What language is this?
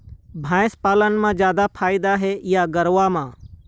Chhattisgarhi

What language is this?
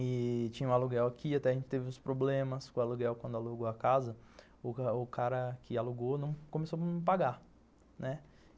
Portuguese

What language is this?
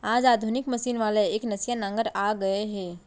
Chhattisgarhi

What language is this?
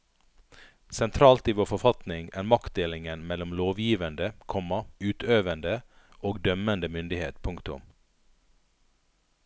Norwegian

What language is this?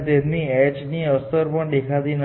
Gujarati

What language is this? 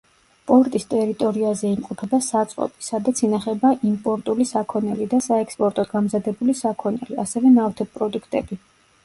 Georgian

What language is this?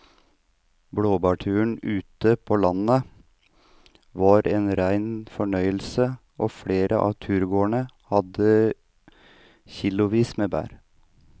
Norwegian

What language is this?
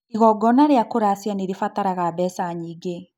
Kikuyu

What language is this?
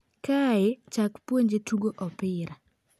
Luo (Kenya and Tanzania)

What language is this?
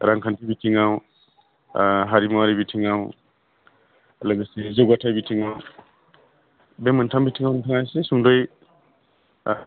Bodo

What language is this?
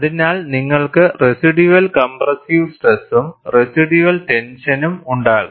Malayalam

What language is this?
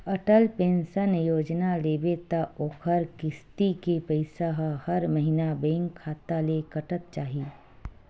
Chhattisgarhi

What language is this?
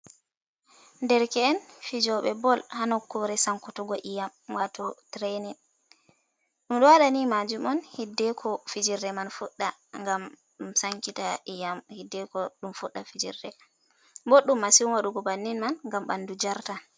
Fula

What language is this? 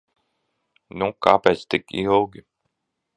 Latvian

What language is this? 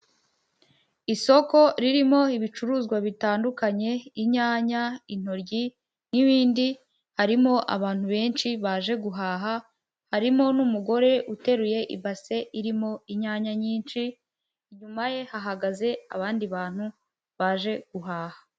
Kinyarwanda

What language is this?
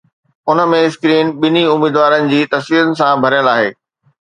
Sindhi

